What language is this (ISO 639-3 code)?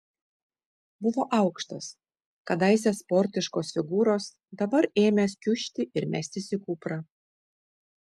lit